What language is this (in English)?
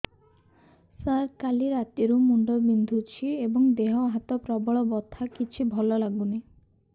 Odia